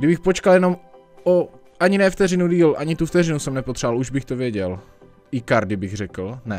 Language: Czech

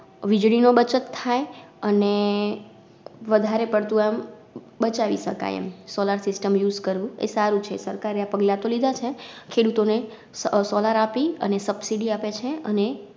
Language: Gujarati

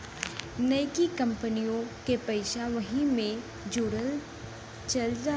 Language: Bhojpuri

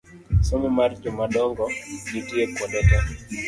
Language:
Luo (Kenya and Tanzania)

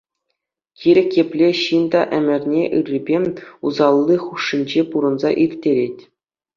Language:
Chuvash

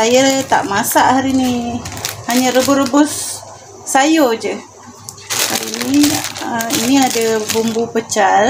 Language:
Malay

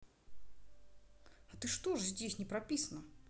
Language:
Russian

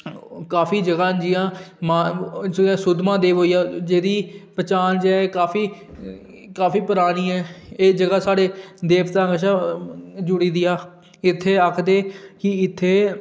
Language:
Dogri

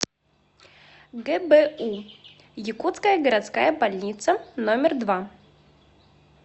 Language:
Russian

